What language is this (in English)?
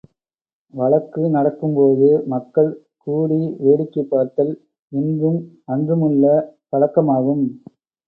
Tamil